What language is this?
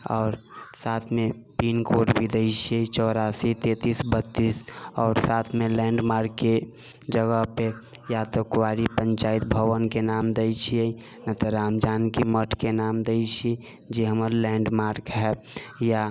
Maithili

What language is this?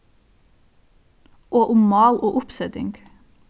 Faroese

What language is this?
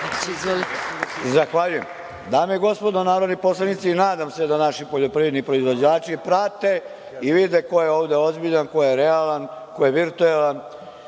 Serbian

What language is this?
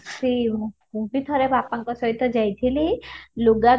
Odia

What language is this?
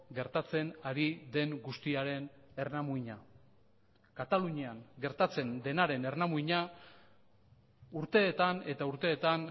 Basque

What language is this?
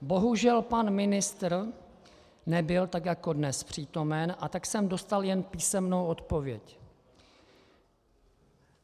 Czech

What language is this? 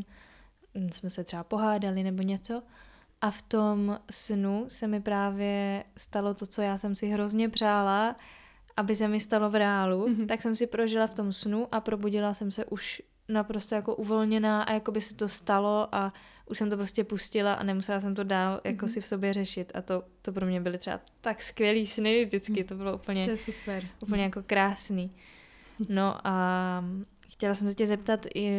Czech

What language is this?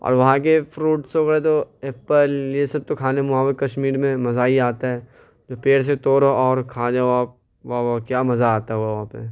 Urdu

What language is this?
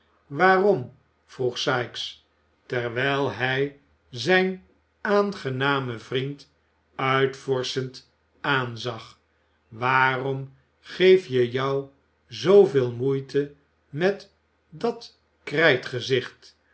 Dutch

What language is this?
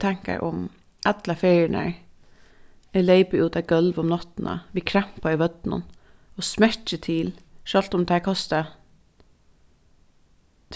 Faroese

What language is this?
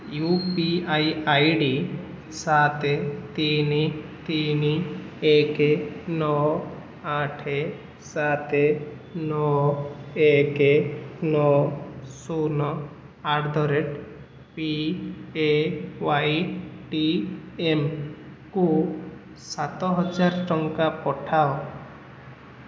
Odia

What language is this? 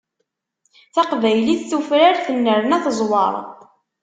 Kabyle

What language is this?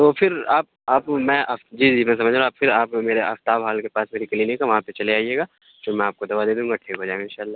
Urdu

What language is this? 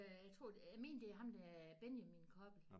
Danish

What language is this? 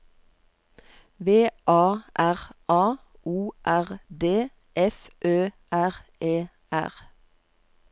Norwegian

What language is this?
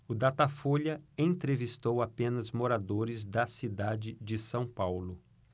Portuguese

